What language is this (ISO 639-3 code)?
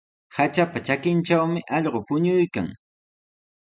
qws